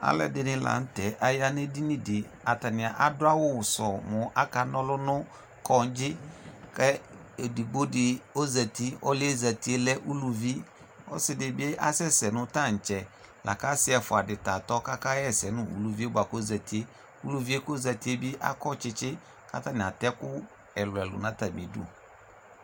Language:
Ikposo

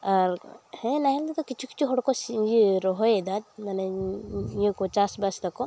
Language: Santali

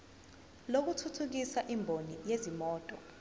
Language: Zulu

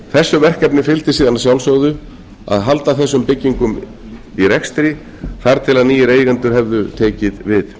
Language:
Icelandic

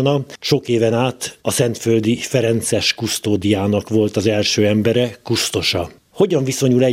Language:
Hungarian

